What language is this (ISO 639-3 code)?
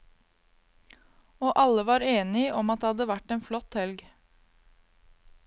nor